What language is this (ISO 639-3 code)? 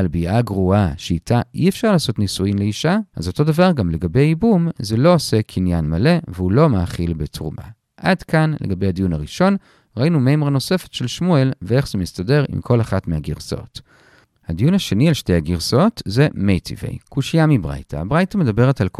heb